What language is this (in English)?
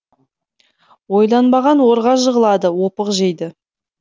Kazakh